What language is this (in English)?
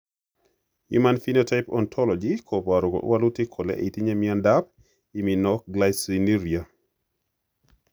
Kalenjin